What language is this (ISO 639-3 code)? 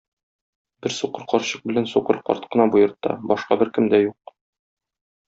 tat